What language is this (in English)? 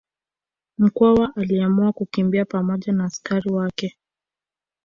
Swahili